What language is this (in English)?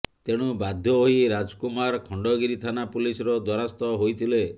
Odia